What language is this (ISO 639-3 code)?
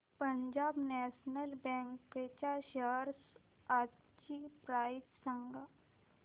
mar